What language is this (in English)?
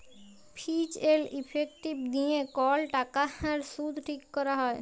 Bangla